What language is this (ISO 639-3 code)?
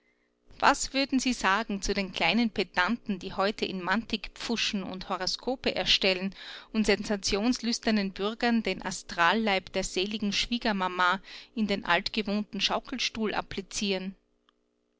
deu